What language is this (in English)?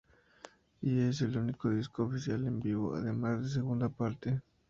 Spanish